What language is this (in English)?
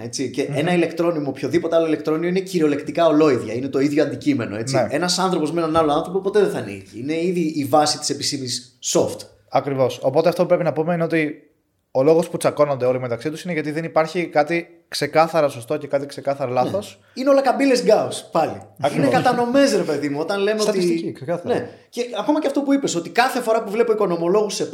Greek